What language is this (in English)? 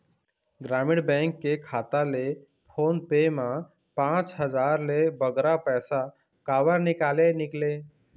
Chhattisgarhi